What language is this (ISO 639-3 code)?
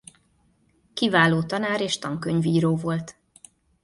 hun